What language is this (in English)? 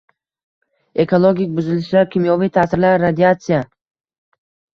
Uzbek